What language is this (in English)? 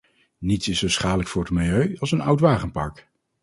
Dutch